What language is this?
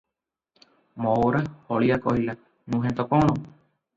Odia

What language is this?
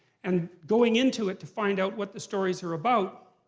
English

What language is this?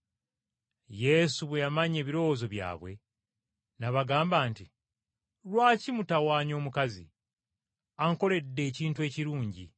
Ganda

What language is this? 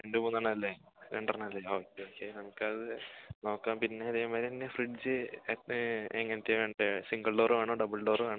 Malayalam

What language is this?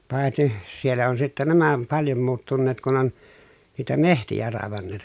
Finnish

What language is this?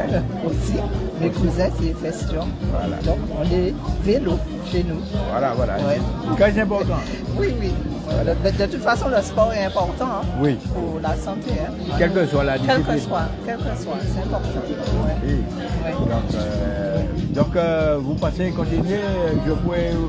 French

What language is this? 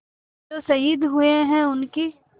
Hindi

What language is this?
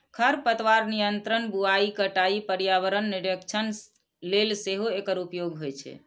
Maithili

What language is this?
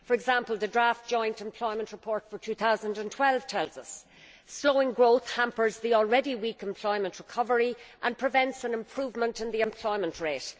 English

